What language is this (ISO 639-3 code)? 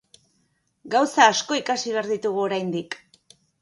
eus